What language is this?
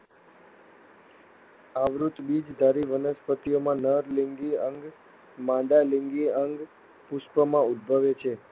Gujarati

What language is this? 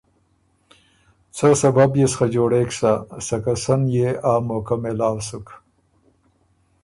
Ormuri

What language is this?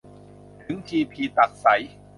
Thai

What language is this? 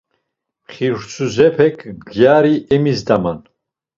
Laz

